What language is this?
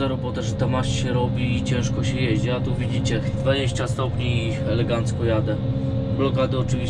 Polish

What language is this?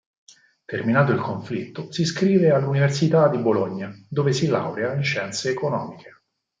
Italian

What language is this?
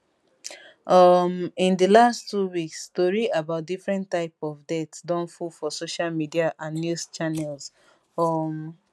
Nigerian Pidgin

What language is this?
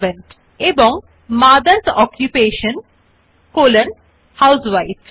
Bangla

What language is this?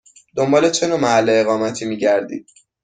Persian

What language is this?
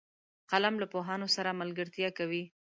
Pashto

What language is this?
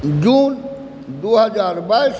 Maithili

